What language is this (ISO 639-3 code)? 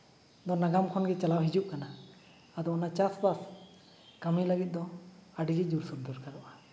sat